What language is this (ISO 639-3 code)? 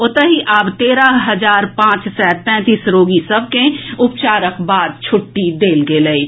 mai